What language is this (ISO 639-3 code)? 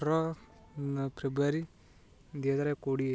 ori